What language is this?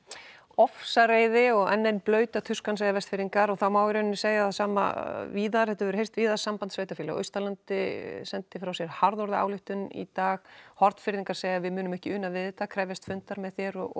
Icelandic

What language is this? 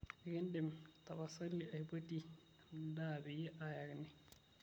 Masai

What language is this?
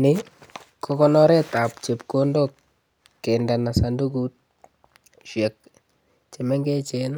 Kalenjin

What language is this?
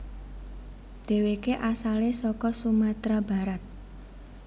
Javanese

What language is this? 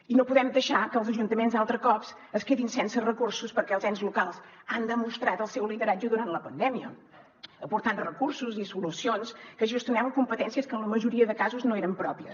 Catalan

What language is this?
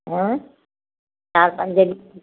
Sindhi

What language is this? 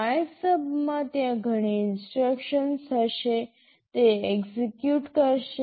Gujarati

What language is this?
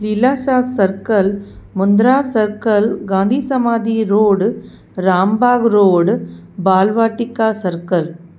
Sindhi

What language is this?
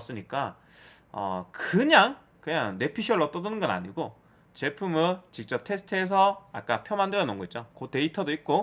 Korean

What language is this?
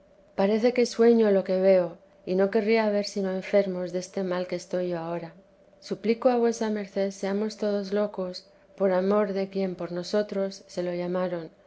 Spanish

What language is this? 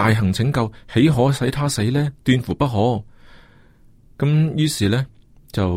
Chinese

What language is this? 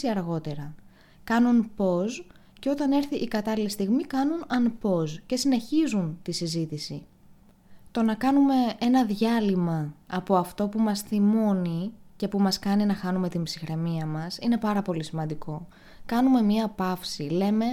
Greek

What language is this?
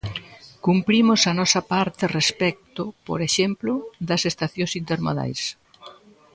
Galician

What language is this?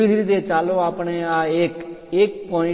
Gujarati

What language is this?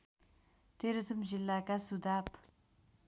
Nepali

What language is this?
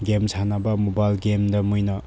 Manipuri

